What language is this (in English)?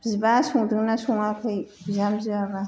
Bodo